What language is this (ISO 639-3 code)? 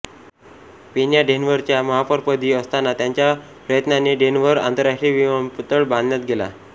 mar